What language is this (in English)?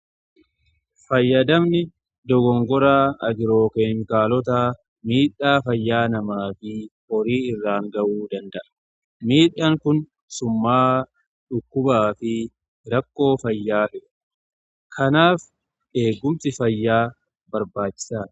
Oromo